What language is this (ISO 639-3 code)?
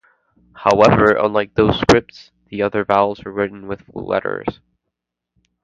eng